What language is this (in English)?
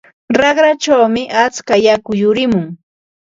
Ambo-Pasco Quechua